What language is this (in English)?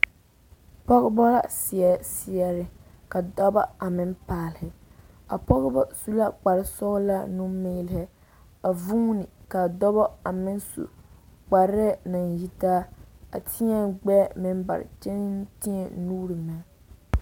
Southern Dagaare